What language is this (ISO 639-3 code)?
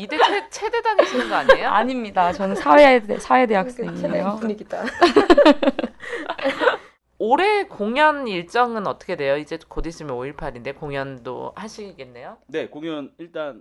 kor